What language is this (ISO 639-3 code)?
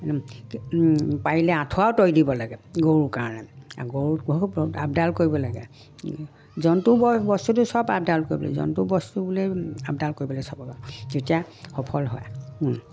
asm